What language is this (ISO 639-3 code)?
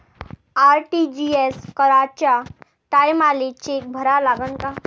mar